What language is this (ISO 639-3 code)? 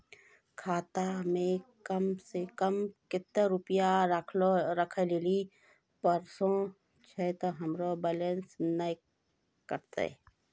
mai